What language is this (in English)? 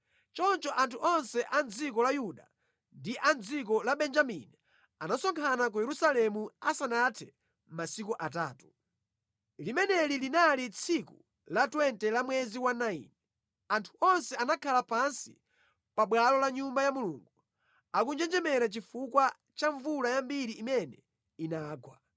Nyanja